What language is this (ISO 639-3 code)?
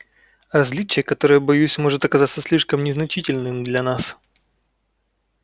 rus